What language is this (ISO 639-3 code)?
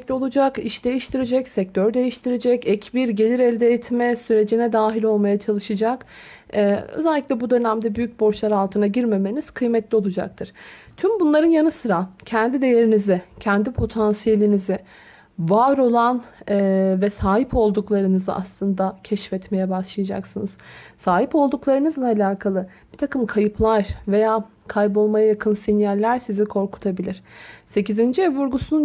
tur